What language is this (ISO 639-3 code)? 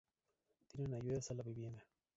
spa